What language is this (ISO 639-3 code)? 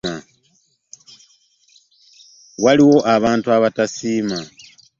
lug